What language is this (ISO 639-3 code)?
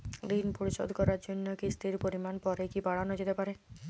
ben